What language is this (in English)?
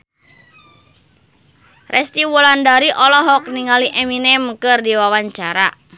Sundanese